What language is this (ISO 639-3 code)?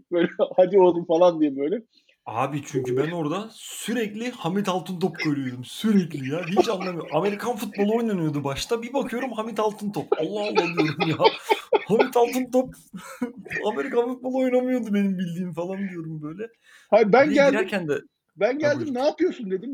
tur